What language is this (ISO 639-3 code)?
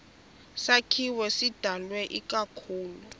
xho